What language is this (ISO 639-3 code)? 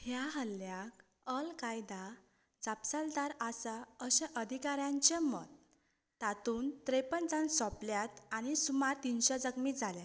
kok